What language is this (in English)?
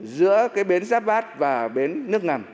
Vietnamese